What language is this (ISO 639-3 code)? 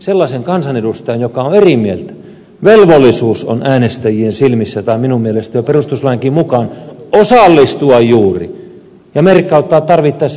fin